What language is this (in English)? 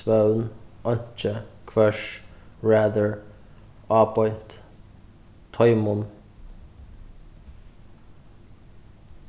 Faroese